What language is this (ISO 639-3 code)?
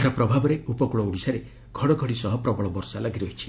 ori